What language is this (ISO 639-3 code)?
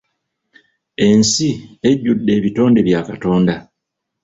lug